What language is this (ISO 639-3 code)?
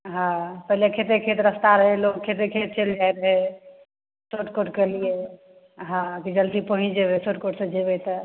mai